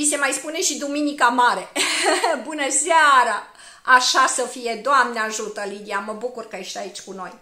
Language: Romanian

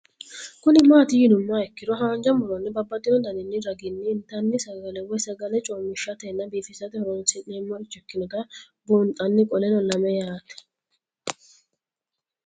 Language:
Sidamo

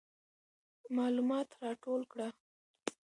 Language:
Pashto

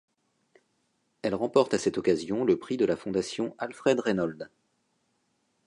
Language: French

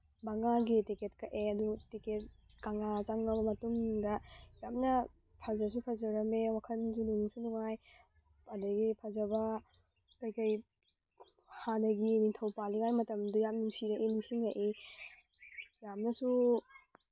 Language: Manipuri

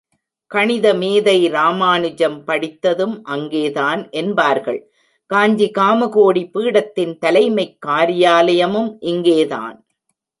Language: Tamil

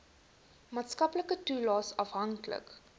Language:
Afrikaans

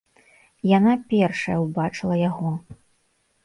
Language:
Belarusian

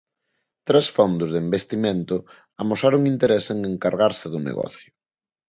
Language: Galician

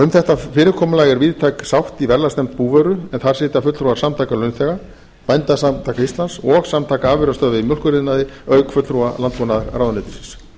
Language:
Icelandic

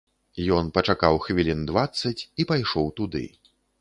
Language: Belarusian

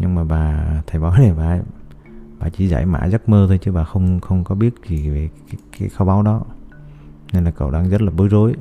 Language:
Vietnamese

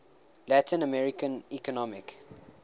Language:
English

